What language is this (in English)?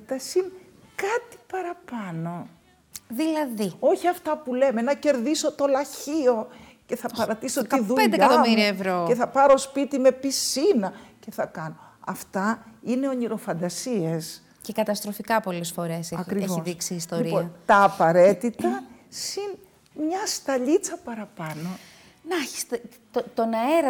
Greek